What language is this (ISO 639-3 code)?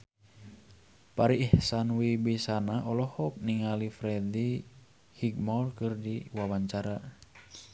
sun